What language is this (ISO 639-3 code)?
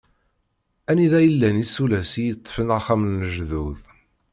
kab